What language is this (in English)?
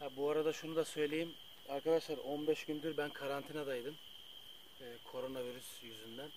Turkish